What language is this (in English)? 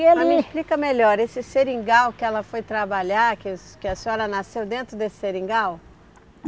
Portuguese